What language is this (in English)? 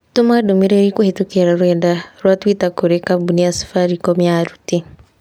Kikuyu